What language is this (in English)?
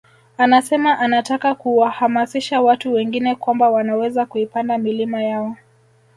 Swahili